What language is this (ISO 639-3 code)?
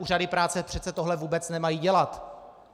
ces